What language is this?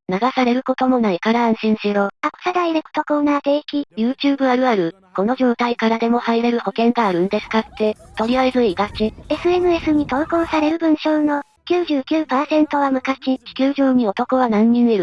Japanese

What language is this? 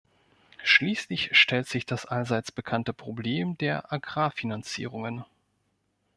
German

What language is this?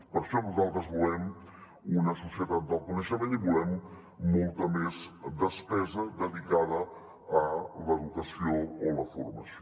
Catalan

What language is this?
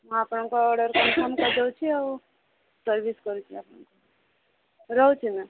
Odia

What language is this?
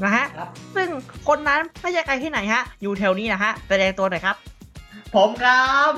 Thai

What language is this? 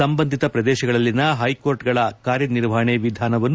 Kannada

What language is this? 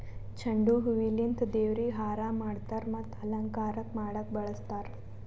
Kannada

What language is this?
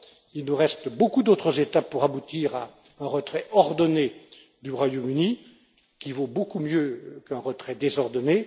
French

